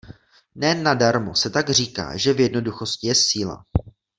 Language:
Czech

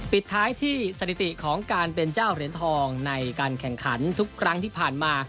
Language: Thai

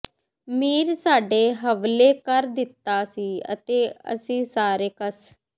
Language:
Punjabi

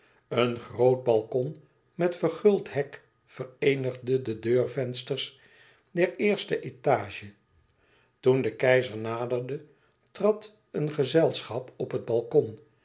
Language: Dutch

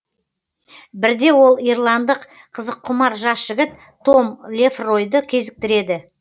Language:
Kazakh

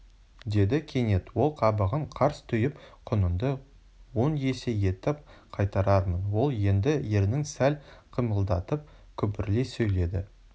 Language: Kazakh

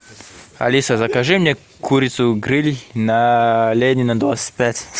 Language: Russian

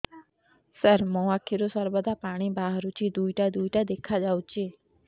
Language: Odia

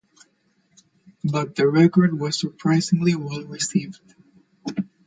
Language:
English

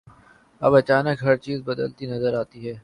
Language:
Urdu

